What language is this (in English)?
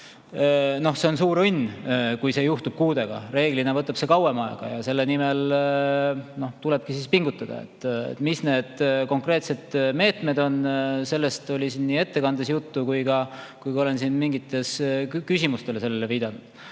Estonian